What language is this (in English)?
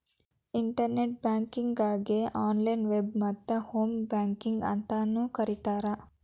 Kannada